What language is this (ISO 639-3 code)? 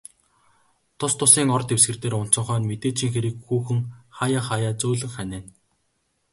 mon